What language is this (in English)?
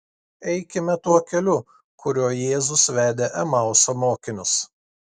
Lithuanian